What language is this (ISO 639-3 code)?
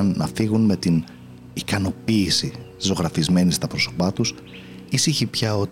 ell